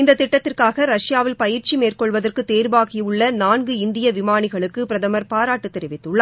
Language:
Tamil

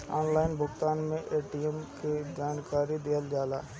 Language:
Bhojpuri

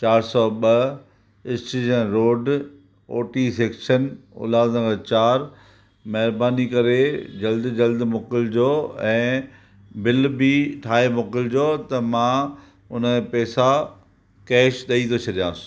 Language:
Sindhi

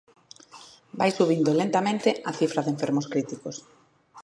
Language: Galician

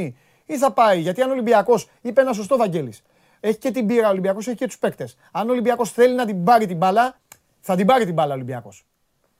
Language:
Greek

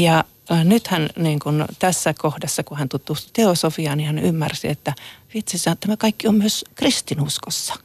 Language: Finnish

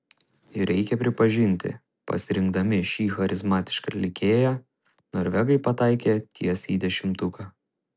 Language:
Lithuanian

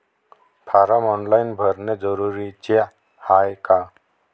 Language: Marathi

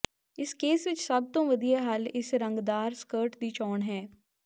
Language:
Punjabi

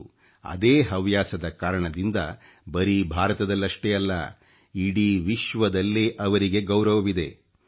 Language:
Kannada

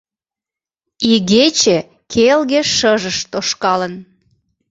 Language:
Mari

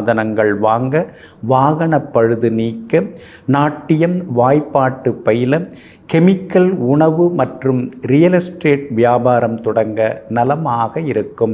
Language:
Tamil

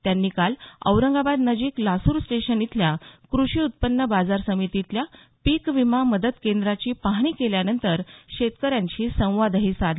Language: Marathi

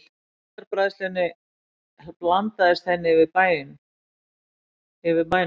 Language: Icelandic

